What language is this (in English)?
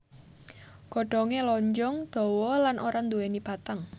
Javanese